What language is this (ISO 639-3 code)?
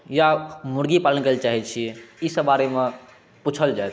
mai